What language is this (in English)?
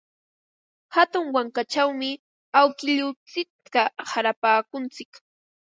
Ambo-Pasco Quechua